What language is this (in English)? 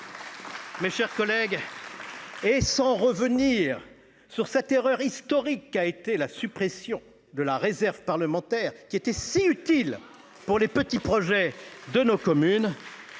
French